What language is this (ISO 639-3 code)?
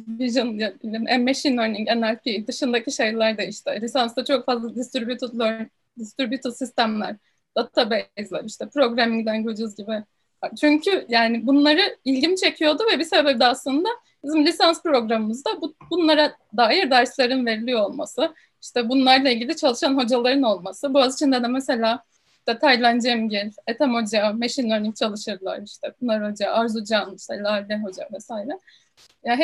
tur